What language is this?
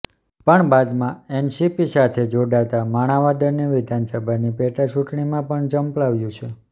Gujarati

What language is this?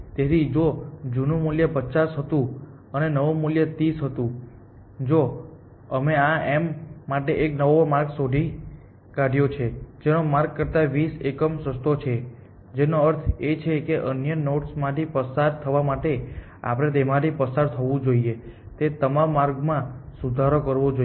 Gujarati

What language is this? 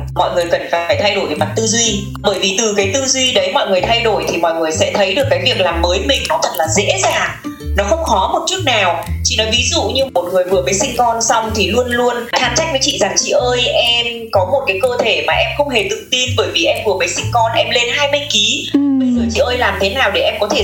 Vietnamese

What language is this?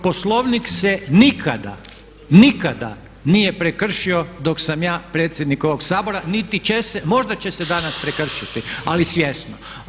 Croatian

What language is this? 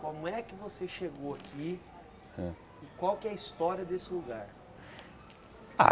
Portuguese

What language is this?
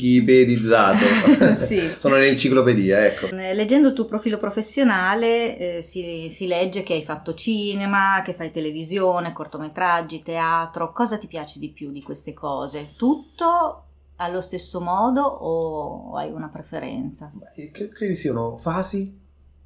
Italian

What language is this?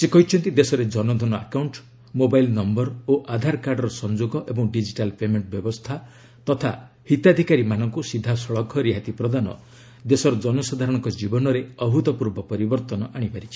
Odia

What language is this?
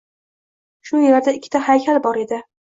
Uzbek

